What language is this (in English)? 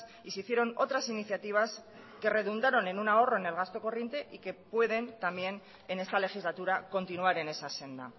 Spanish